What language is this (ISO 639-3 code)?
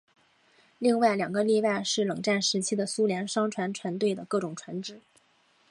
zho